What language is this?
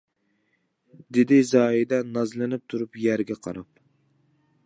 Uyghur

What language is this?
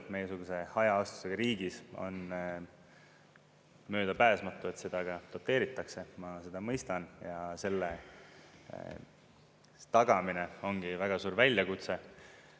Estonian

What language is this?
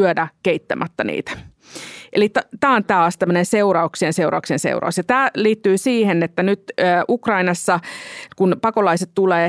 Finnish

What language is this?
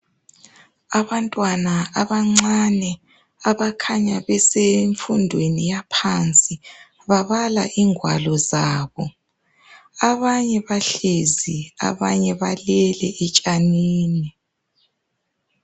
North Ndebele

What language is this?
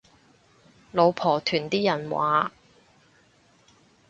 Cantonese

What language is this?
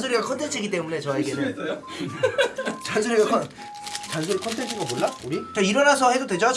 Korean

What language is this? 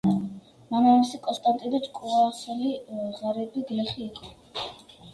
Georgian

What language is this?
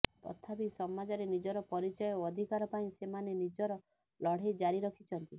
Odia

